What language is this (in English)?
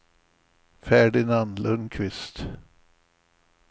Swedish